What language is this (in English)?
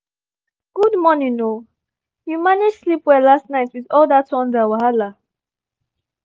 Nigerian Pidgin